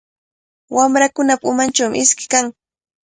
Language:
Cajatambo North Lima Quechua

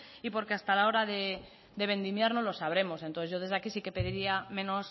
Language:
Spanish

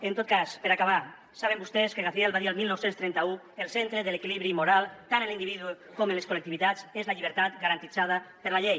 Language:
Catalan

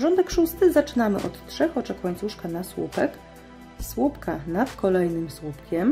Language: Polish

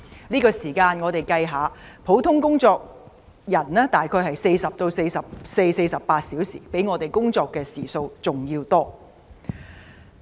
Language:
Cantonese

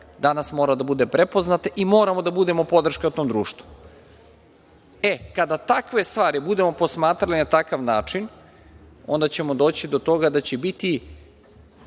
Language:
Serbian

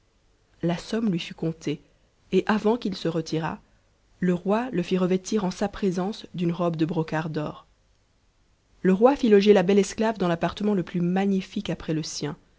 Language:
French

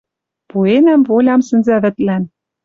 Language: Western Mari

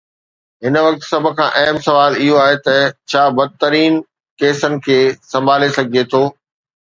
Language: Sindhi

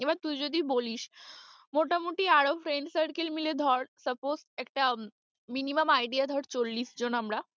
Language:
Bangla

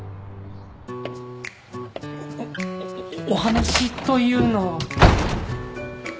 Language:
Japanese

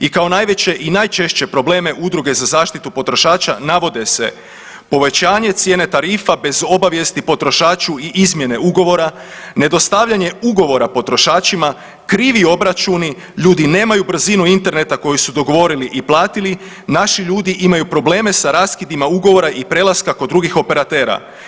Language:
Croatian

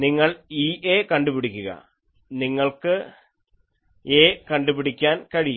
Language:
Malayalam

